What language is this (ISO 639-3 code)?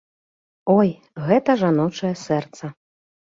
bel